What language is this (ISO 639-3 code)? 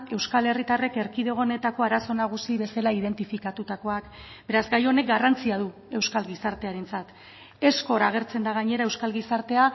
eus